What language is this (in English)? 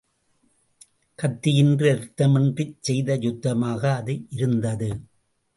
Tamil